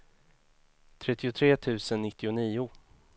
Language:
Swedish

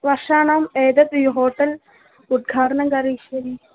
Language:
Sanskrit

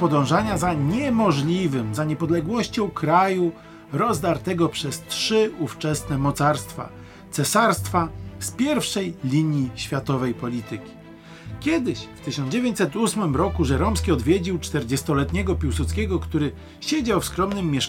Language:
Polish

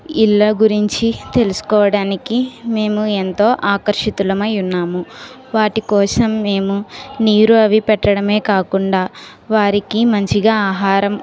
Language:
Telugu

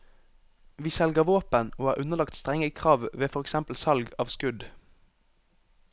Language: Norwegian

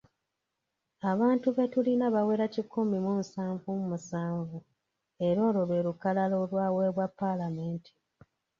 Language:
Ganda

